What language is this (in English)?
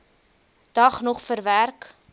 Afrikaans